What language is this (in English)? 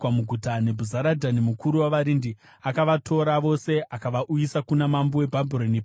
Shona